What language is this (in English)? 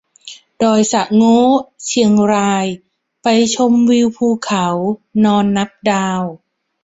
Thai